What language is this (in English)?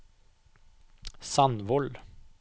Norwegian